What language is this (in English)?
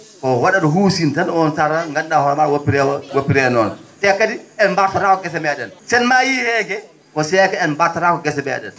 Fula